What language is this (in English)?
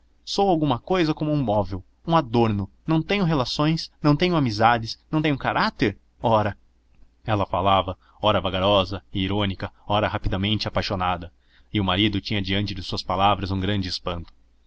Portuguese